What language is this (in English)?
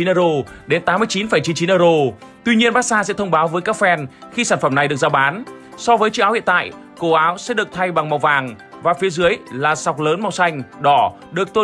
Vietnamese